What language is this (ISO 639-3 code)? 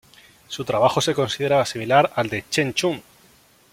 spa